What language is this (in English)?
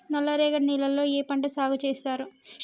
Telugu